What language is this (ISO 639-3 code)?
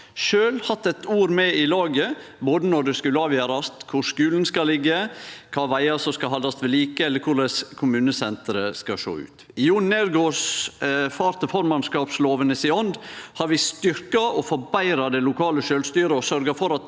nor